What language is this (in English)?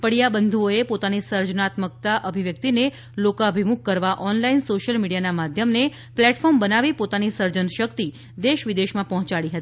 Gujarati